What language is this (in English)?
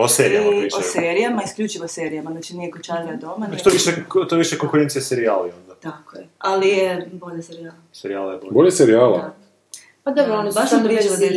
Croatian